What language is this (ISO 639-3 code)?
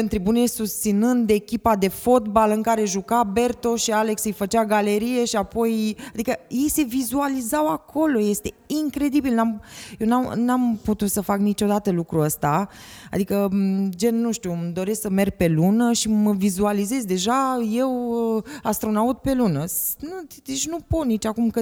ron